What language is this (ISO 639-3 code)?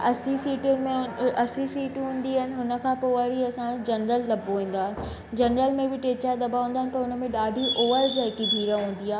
snd